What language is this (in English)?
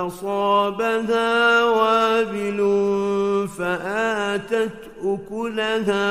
Arabic